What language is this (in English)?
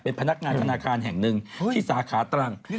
Thai